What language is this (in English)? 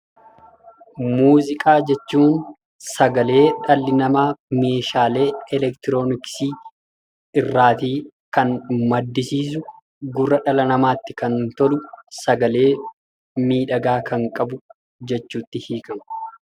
Oromo